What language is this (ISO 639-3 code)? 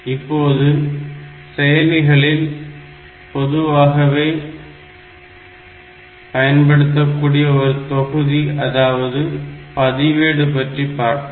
tam